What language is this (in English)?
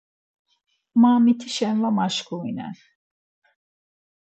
Laz